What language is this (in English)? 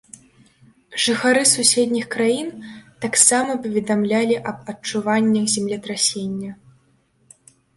Belarusian